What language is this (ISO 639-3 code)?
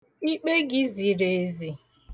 ibo